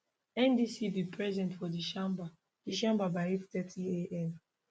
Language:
Nigerian Pidgin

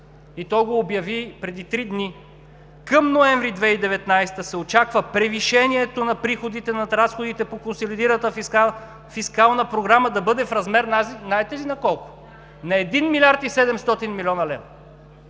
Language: Bulgarian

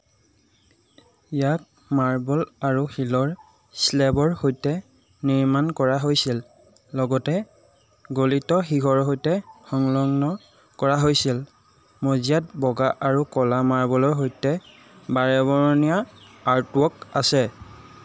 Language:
Assamese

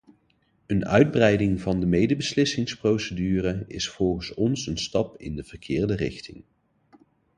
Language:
Dutch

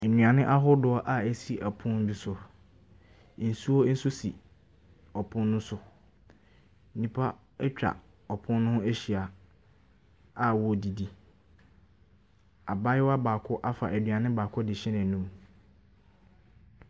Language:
Akan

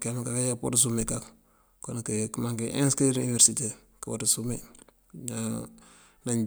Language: Mandjak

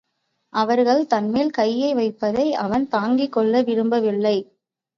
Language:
Tamil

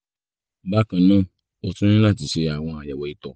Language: Yoruba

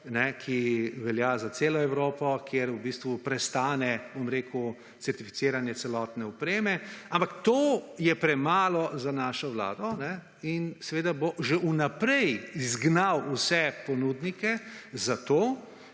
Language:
Slovenian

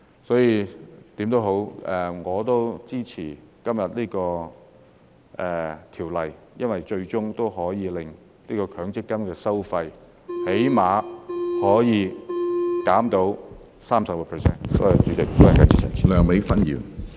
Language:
Cantonese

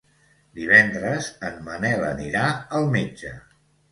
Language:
Catalan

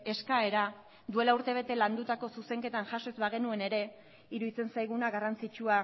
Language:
Basque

